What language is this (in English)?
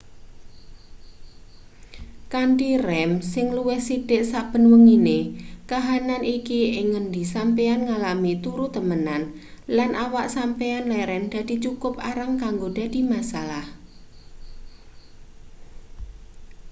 Javanese